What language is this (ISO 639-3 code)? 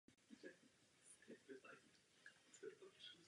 ces